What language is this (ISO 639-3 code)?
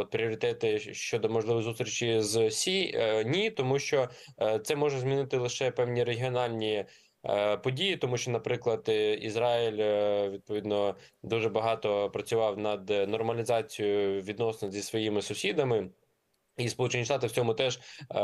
ukr